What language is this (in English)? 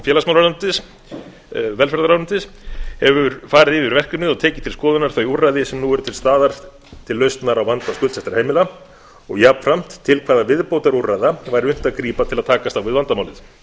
Icelandic